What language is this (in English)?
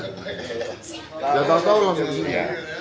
Indonesian